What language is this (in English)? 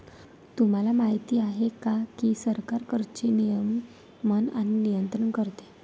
Marathi